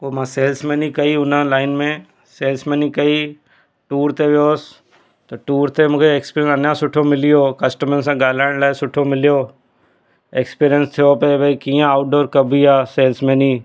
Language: Sindhi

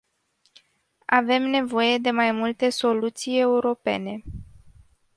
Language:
Romanian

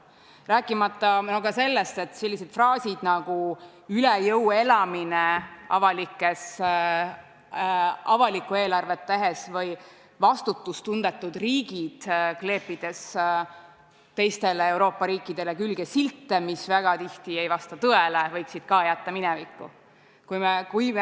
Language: Estonian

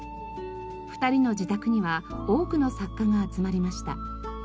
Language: Japanese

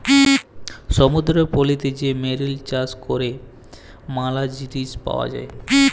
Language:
Bangla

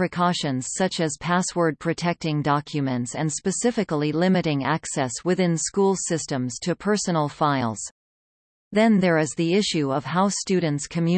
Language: English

